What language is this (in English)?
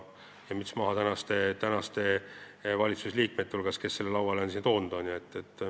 Estonian